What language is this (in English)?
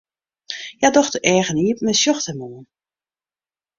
Western Frisian